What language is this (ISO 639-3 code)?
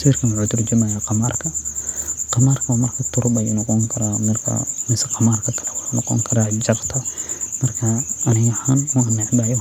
som